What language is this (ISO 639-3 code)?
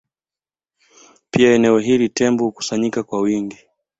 swa